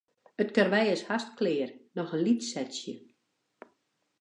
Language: Western Frisian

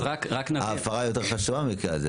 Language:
Hebrew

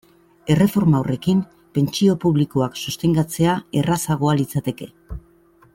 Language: Basque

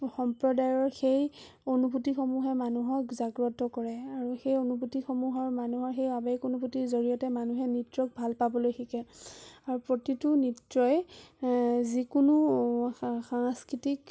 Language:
Assamese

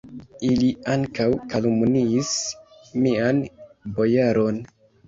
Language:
Esperanto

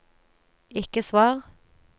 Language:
Norwegian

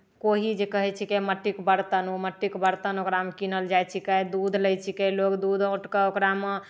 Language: Maithili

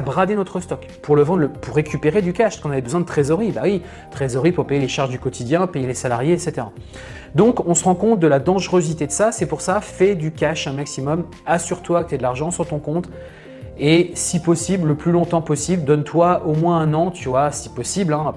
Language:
French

